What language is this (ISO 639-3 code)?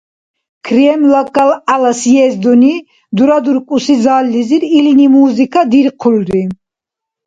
dar